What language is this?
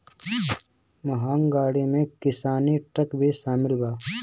Bhojpuri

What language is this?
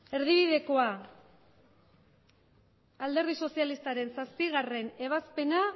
Basque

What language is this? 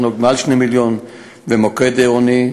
Hebrew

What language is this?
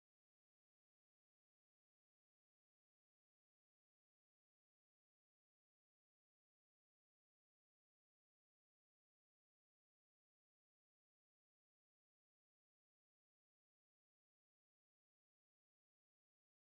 Chinese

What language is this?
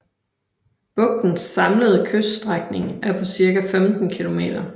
Danish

